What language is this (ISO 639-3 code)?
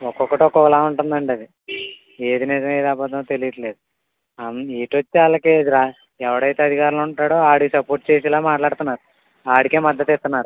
tel